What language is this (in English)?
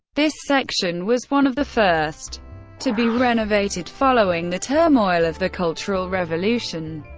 English